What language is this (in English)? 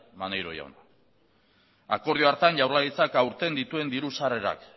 Basque